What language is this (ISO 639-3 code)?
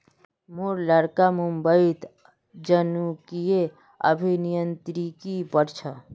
mag